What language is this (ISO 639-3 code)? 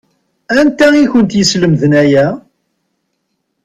kab